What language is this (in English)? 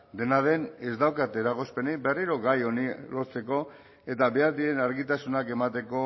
Basque